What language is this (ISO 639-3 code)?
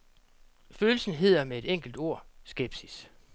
dan